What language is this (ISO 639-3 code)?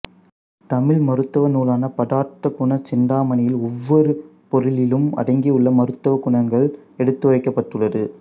tam